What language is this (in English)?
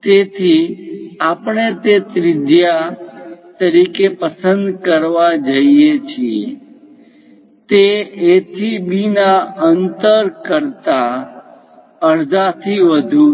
Gujarati